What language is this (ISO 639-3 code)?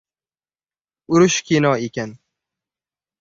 uzb